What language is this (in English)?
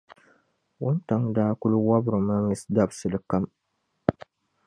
Dagbani